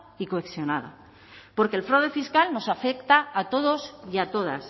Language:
Spanish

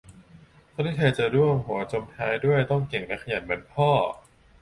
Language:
Thai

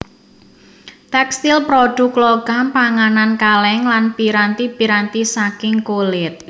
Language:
Javanese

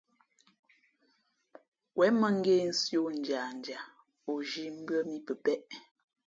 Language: Fe'fe'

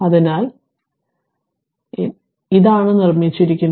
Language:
Malayalam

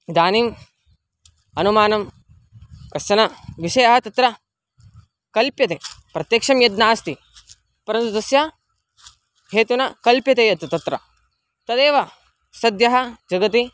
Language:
Sanskrit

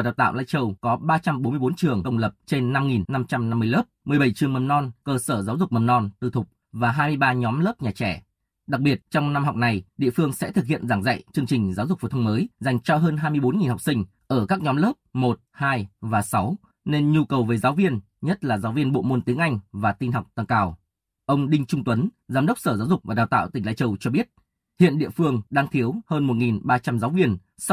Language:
Vietnamese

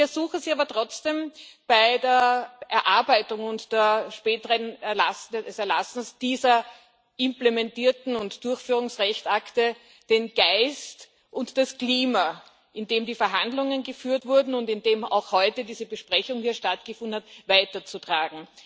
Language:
German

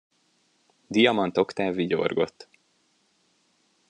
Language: Hungarian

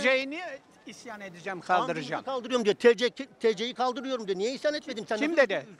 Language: Turkish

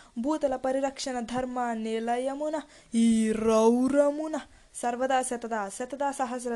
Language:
Telugu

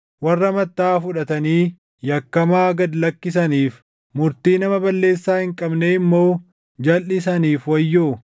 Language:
Oromo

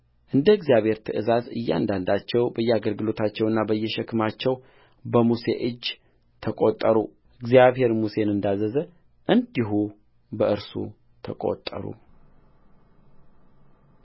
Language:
Amharic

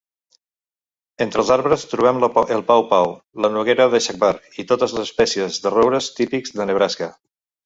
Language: Catalan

